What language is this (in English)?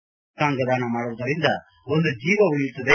Kannada